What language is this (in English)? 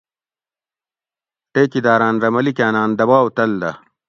Gawri